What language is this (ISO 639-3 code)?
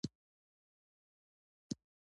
pus